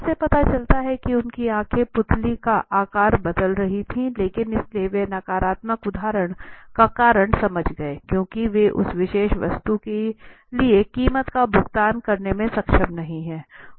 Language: Hindi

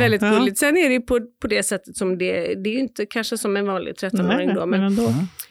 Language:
Swedish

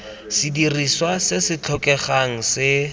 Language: Tswana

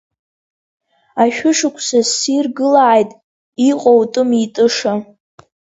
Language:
Abkhazian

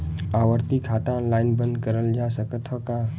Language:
Bhojpuri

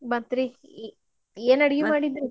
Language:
Kannada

